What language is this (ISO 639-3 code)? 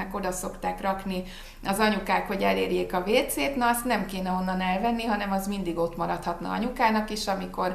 hun